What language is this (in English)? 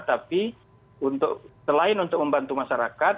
Indonesian